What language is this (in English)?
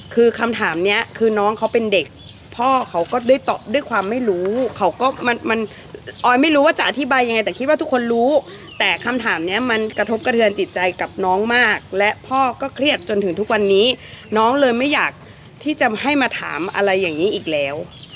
Thai